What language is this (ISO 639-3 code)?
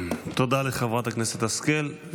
heb